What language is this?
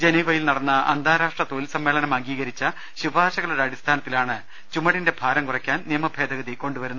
Malayalam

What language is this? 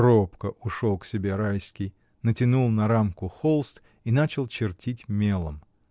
Russian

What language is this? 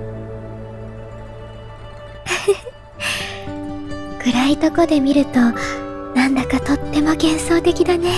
Japanese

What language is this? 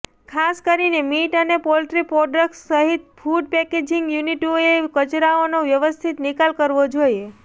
Gujarati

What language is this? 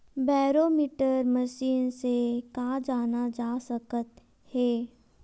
Chhattisgarhi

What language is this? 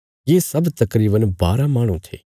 Bilaspuri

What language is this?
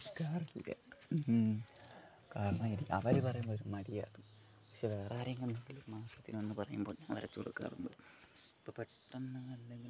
Malayalam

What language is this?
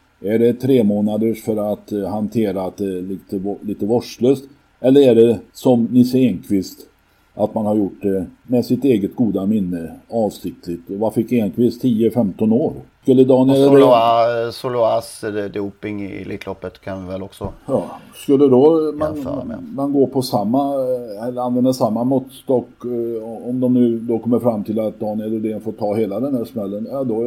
Swedish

